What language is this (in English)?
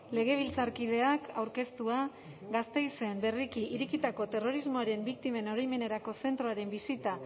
Basque